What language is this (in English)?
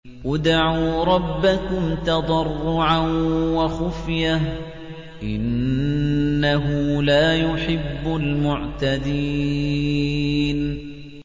Arabic